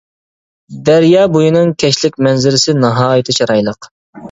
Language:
Uyghur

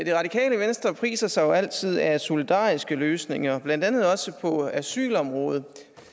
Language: Danish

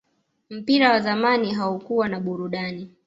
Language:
Swahili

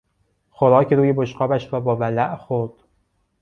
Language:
Persian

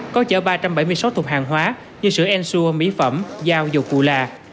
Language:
Vietnamese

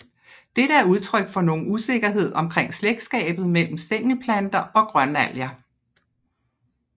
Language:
Danish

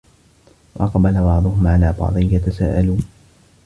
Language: Arabic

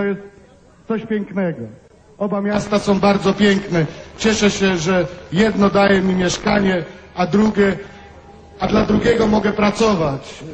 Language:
Polish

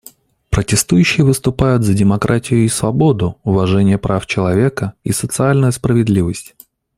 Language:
Russian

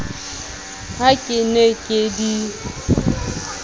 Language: Southern Sotho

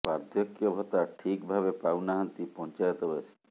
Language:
Odia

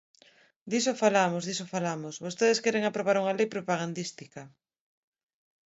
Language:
Galician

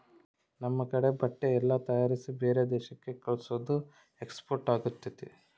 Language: Kannada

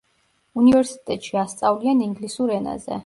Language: Georgian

